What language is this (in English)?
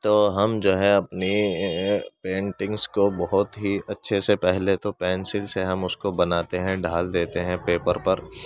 Urdu